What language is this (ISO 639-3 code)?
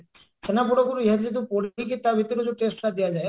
ori